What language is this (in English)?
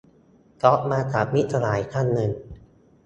Thai